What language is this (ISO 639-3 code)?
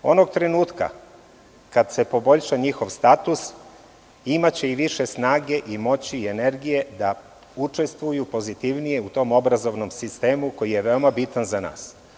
srp